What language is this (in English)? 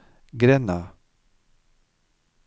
Norwegian